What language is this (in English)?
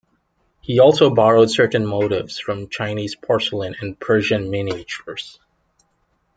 English